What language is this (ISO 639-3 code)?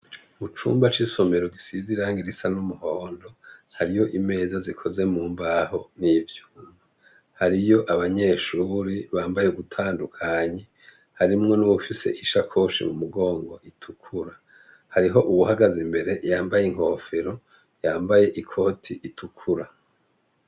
run